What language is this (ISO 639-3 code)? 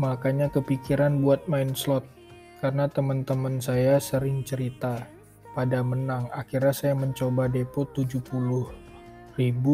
ind